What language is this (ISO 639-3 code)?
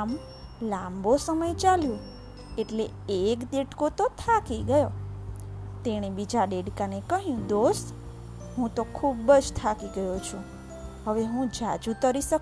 guj